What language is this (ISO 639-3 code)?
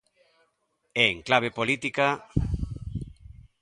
glg